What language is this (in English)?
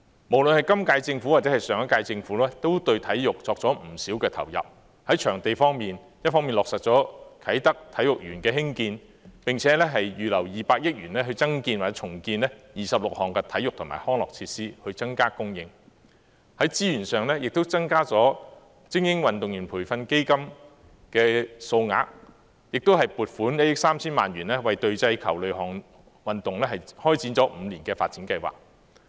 Cantonese